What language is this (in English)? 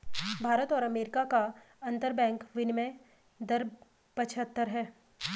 Hindi